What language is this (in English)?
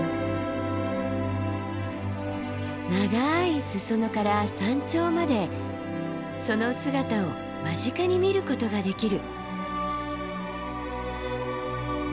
Japanese